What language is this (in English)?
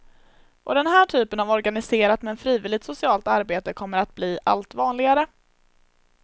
Swedish